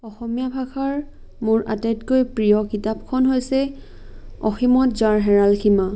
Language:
Assamese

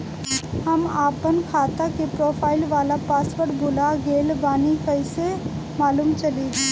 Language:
Bhojpuri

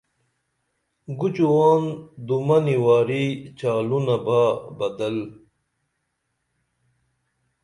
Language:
Dameli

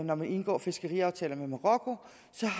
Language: Danish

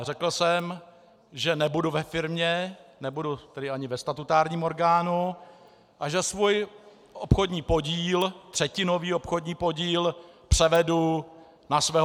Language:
Czech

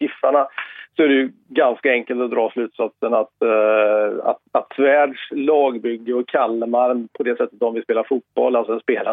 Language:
Swedish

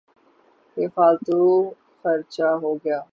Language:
Urdu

